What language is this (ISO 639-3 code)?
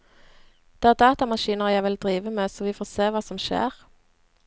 nor